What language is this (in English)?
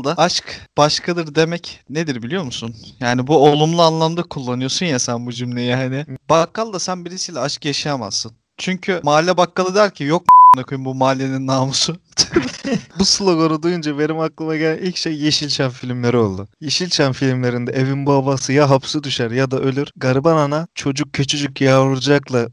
Turkish